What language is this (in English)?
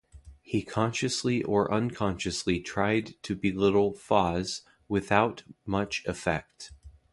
English